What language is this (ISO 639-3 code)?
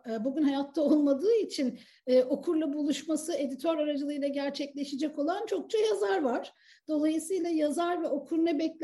tur